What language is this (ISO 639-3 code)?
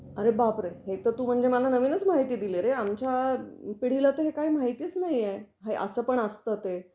mar